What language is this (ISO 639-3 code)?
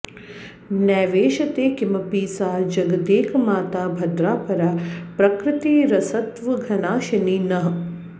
san